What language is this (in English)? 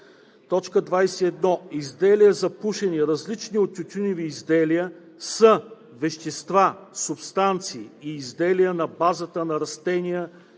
Bulgarian